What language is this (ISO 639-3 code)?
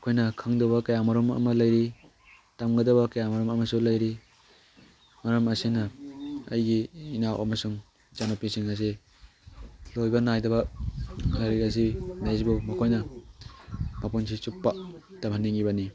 mni